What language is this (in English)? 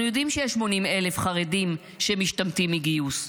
Hebrew